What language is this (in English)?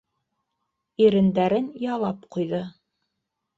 Bashkir